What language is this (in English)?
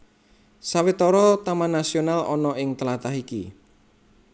Javanese